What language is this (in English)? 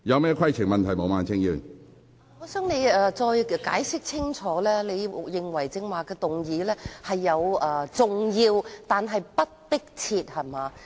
Cantonese